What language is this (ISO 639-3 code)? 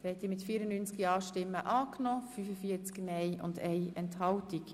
gsw